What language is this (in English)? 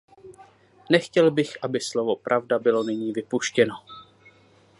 Czech